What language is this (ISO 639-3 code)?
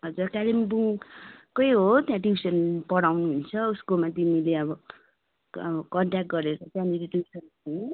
nep